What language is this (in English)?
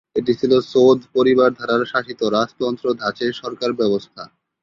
Bangla